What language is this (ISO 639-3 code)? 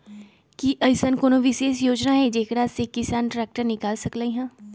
mag